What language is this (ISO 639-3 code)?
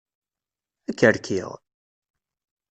kab